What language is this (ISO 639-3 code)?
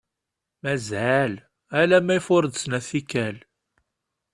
kab